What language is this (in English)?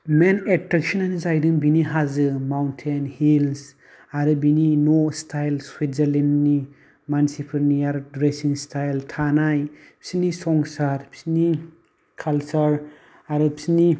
Bodo